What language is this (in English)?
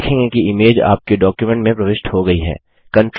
Hindi